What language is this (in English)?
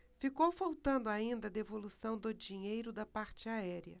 Portuguese